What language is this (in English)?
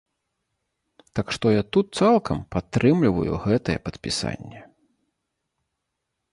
Belarusian